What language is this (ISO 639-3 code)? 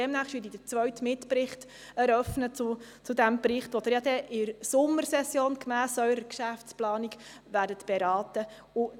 gsw